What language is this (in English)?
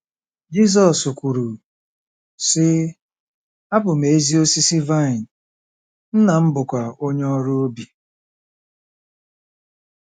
Igbo